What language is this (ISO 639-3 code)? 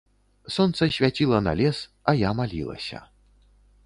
bel